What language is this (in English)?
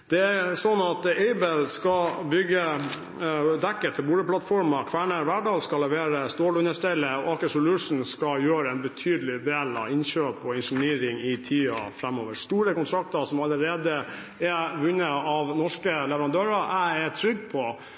Norwegian Bokmål